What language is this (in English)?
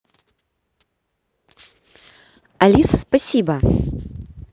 Russian